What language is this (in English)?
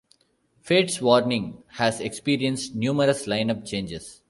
English